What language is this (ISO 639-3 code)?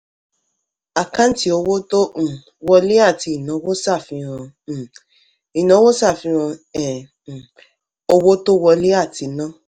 yor